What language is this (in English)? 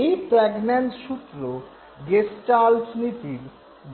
Bangla